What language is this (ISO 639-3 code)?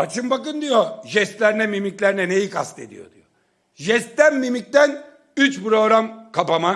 tur